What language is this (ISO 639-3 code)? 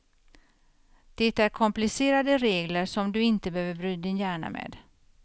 swe